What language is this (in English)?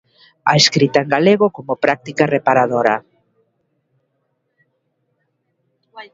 Galician